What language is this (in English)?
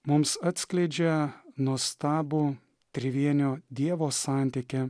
Lithuanian